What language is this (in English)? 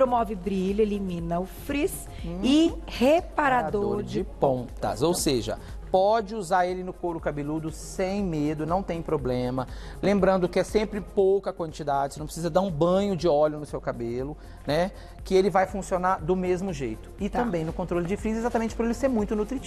Portuguese